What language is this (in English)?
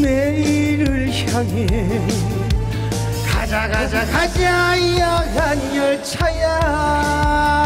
Korean